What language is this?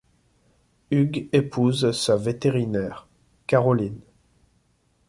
French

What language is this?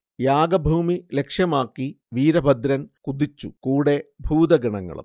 Malayalam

